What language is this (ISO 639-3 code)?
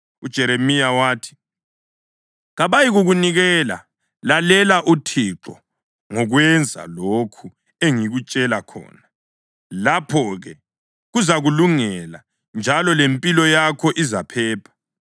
nde